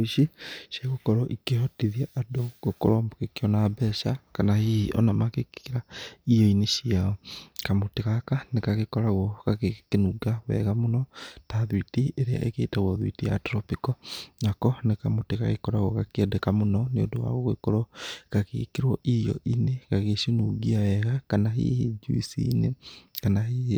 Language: Kikuyu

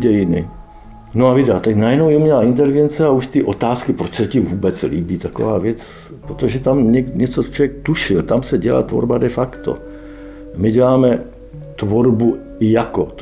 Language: Czech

